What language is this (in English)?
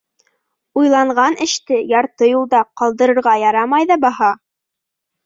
Bashkir